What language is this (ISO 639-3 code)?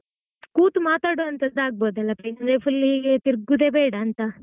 kan